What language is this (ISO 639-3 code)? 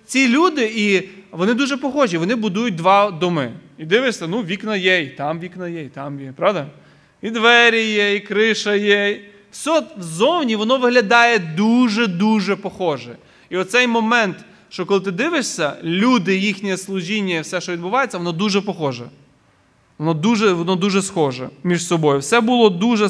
ukr